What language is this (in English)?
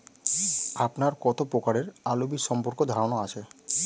Bangla